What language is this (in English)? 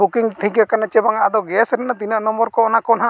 Santali